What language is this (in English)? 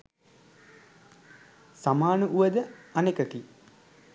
Sinhala